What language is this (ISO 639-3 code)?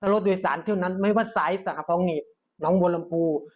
tha